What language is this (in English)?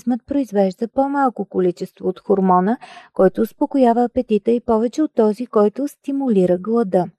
Bulgarian